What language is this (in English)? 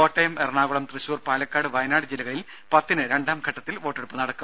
Malayalam